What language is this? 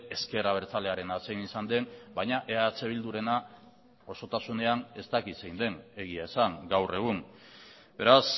Basque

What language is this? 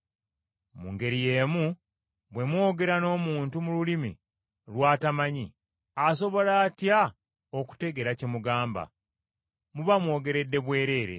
Ganda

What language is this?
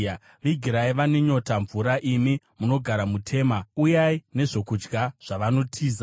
Shona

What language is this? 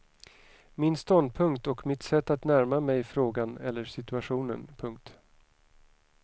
Swedish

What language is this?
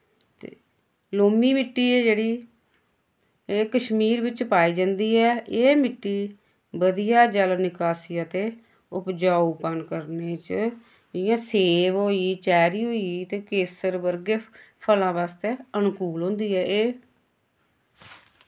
Dogri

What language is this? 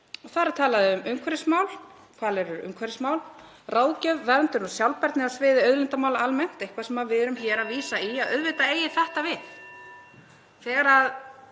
Icelandic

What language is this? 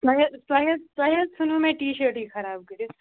Kashmiri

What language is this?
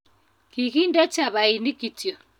Kalenjin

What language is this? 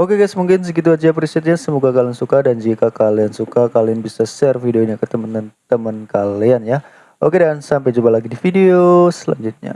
Indonesian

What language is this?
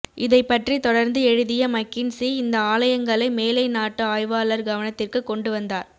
Tamil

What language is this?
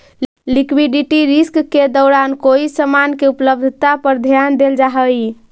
Magahi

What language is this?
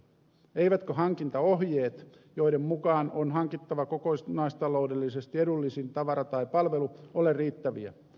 Finnish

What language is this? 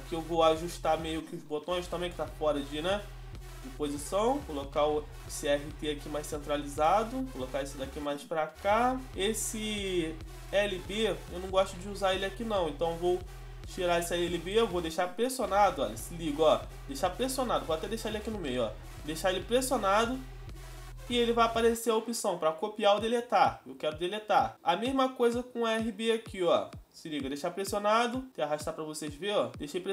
Portuguese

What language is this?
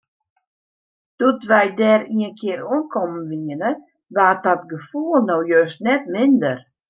Western Frisian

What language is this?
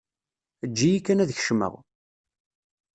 Kabyle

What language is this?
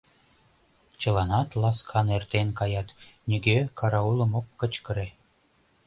Mari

